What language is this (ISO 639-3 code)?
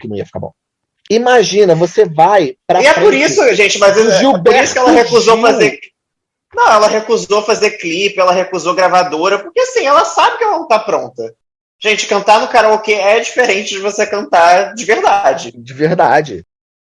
por